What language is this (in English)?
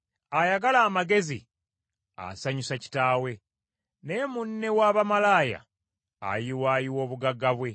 Ganda